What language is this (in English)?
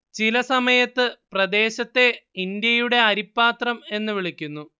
Malayalam